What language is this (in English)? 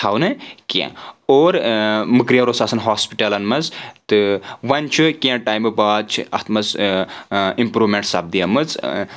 Kashmiri